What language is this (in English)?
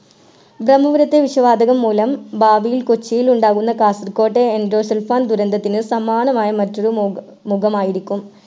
Malayalam